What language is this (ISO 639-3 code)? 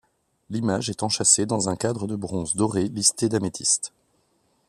fra